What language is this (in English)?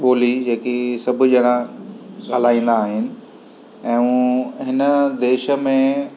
Sindhi